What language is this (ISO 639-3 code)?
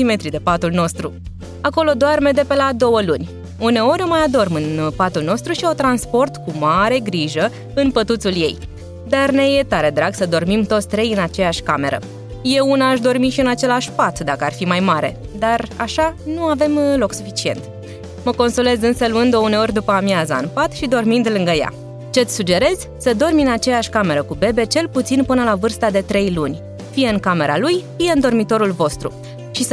ron